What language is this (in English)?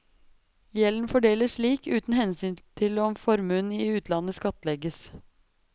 Norwegian